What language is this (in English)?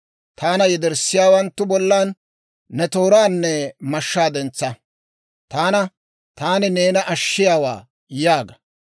Dawro